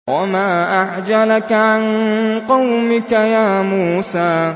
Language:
Arabic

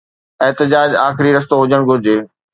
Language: Sindhi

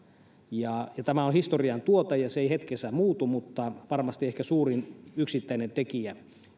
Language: Finnish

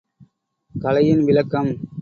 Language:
Tamil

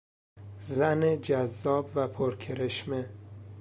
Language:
Persian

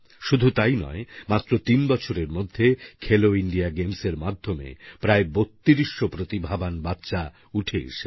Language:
Bangla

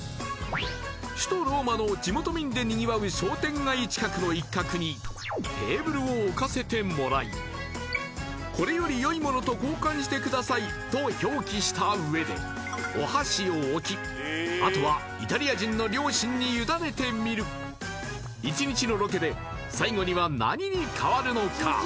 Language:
Japanese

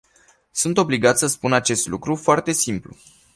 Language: Romanian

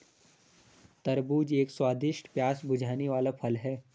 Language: Hindi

